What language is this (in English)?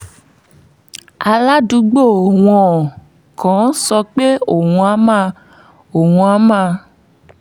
Yoruba